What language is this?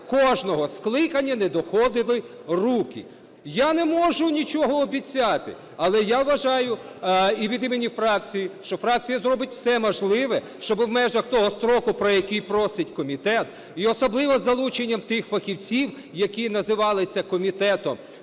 Ukrainian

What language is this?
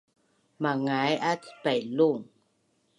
Bunun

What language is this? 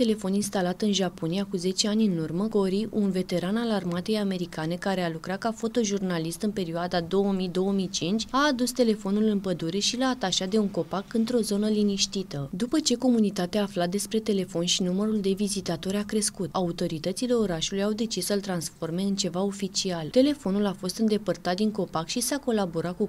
Romanian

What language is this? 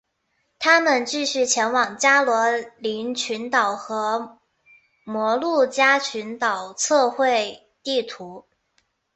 Chinese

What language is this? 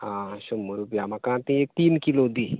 Konkani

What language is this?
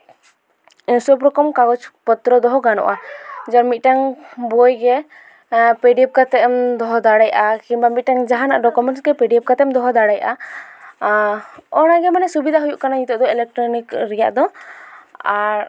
Santali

